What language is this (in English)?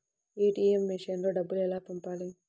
Telugu